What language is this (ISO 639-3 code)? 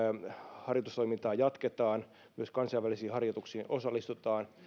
fin